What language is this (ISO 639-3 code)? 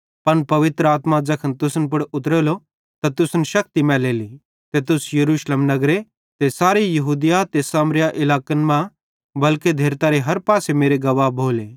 bhd